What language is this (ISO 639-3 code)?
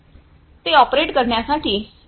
mar